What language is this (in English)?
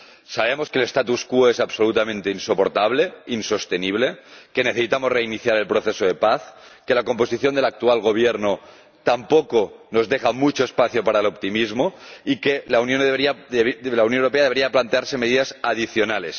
Spanish